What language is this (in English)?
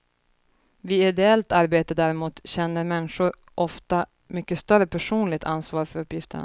Swedish